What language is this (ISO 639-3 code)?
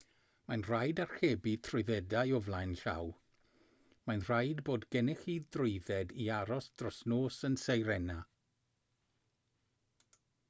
cym